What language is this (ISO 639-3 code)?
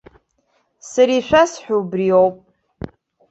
abk